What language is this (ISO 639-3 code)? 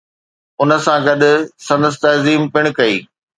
snd